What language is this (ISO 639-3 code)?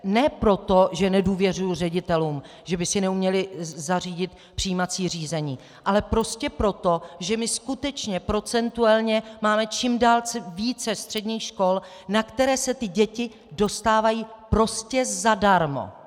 ces